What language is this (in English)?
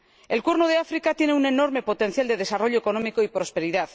Spanish